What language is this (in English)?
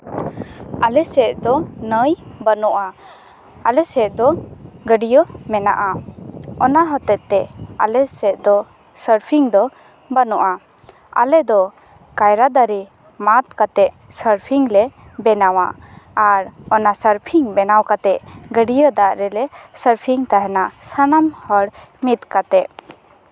Santali